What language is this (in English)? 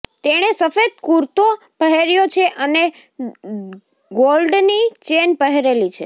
Gujarati